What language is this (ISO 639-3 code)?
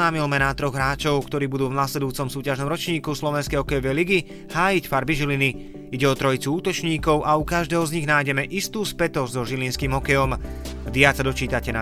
slk